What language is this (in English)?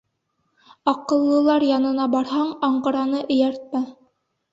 Bashkir